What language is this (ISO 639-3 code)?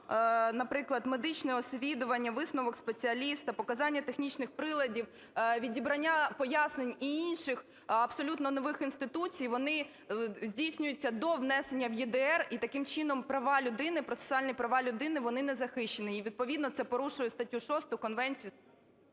ukr